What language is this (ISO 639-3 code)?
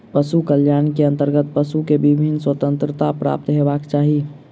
mai